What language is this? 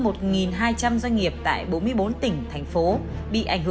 Vietnamese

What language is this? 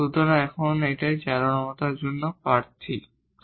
Bangla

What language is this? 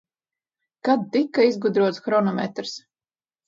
Latvian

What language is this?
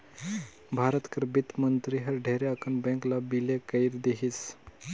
Chhattisgarhi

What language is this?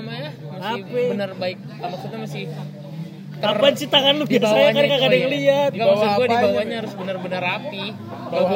Indonesian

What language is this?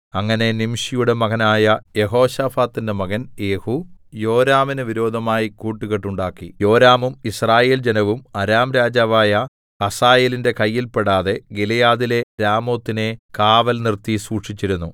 Malayalam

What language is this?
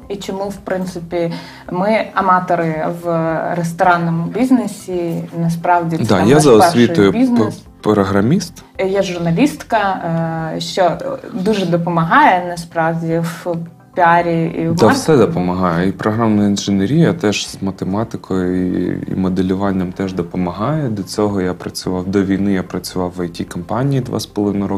Ukrainian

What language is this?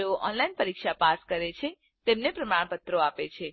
Gujarati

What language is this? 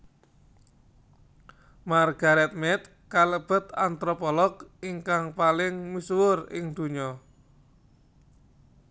Javanese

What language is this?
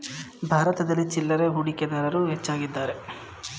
Kannada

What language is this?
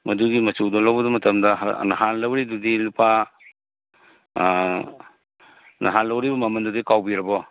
Manipuri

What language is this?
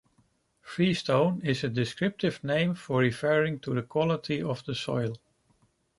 English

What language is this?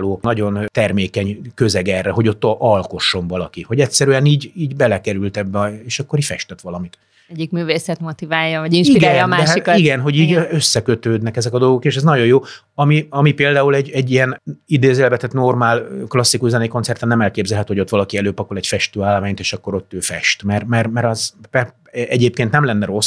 Hungarian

